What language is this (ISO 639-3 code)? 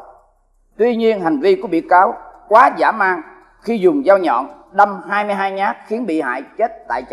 vie